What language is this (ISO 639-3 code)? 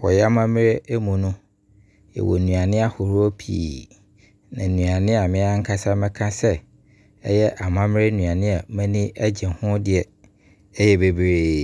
abr